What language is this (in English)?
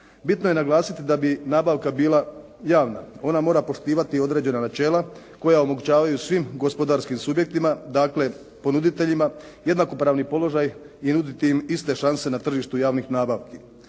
Croatian